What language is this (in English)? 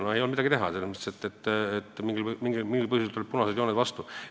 Estonian